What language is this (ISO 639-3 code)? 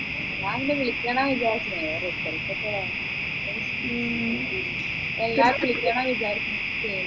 mal